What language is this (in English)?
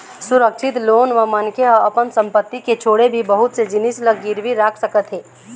Chhattisgarhi